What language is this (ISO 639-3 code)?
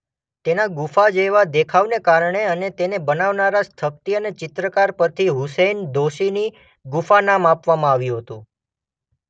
guj